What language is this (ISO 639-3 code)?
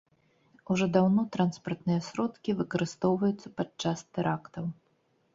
bel